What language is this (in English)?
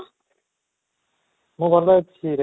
Odia